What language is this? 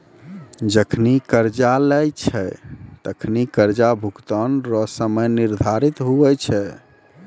Maithili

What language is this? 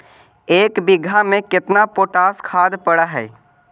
Magahi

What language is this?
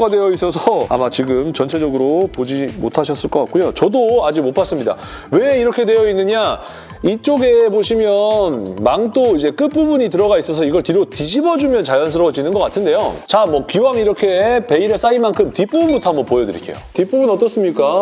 Korean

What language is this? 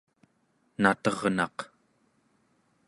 Central Yupik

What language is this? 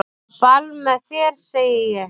Icelandic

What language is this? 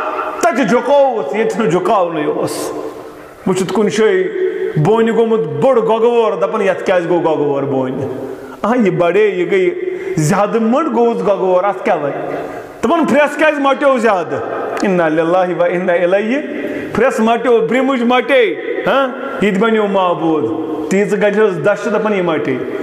Arabic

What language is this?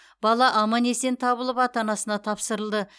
Kazakh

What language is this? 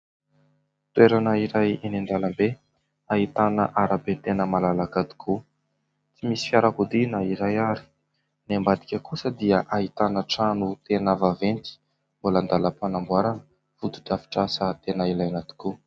Malagasy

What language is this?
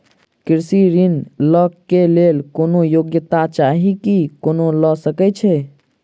Maithili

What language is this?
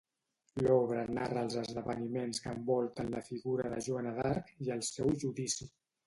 Catalan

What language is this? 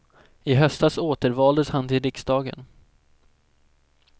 Swedish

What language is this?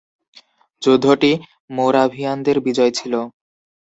Bangla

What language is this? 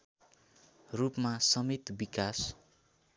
Nepali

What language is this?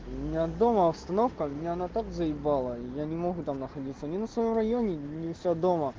Russian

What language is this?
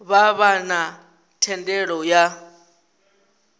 Venda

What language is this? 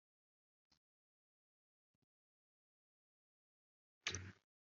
Kinyarwanda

